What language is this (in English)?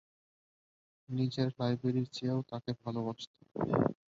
Bangla